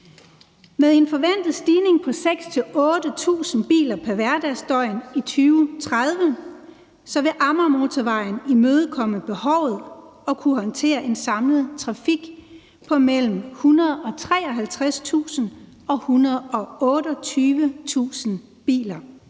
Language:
Danish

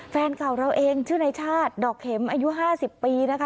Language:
Thai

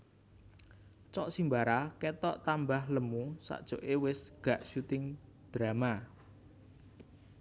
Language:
Javanese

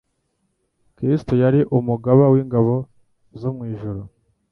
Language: Kinyarwanda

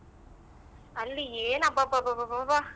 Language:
Kannada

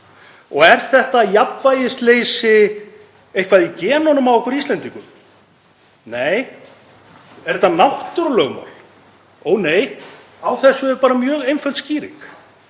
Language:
Icelandic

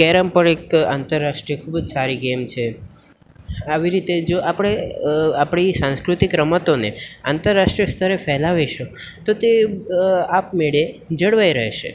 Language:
Gujarati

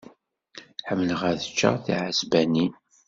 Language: Kabyle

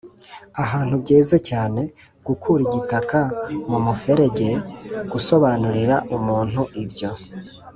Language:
Kinyarwanda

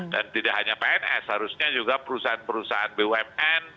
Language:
Indonesian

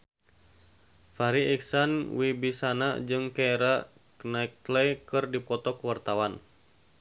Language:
Sundanese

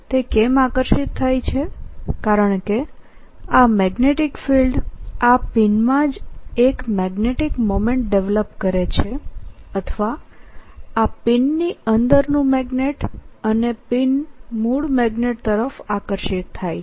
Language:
Gujarati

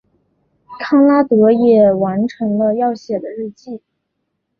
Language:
Chinese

